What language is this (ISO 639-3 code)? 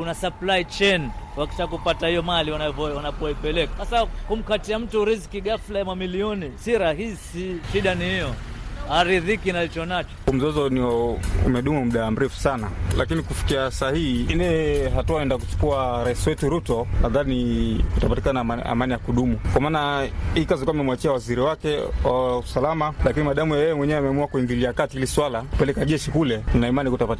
swa